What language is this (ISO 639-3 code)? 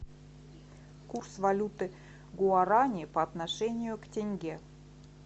rus